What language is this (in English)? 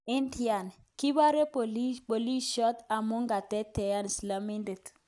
Kalenjin